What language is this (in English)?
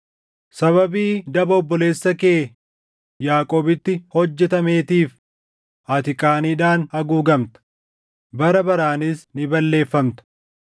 Oromo